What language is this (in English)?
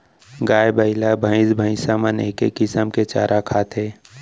Chhattisgarhi